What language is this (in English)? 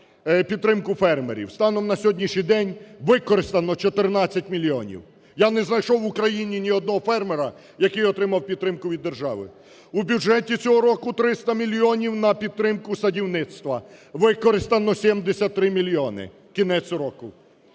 Ukrainian